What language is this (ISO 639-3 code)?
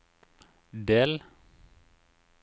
nor